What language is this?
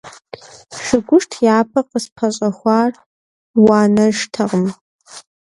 Kabardian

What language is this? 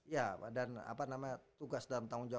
Indonesian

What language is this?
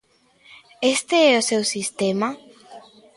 Galician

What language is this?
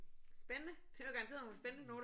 Danish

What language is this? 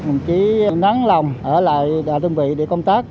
Vietnamese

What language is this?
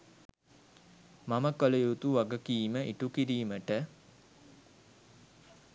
Sinhala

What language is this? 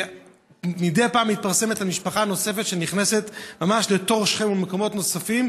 Hebrew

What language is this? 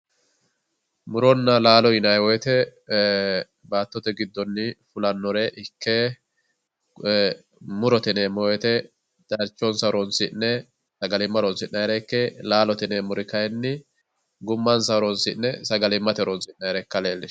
Sidamo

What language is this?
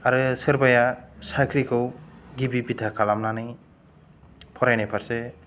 Bodo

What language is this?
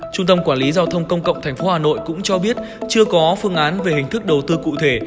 Vietnamese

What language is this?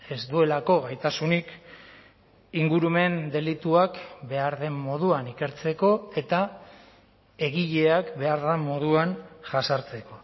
Basque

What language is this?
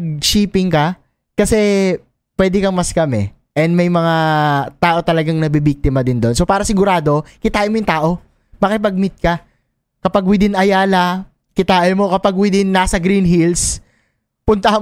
Filipino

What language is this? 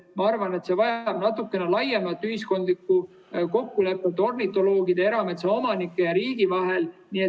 Estonian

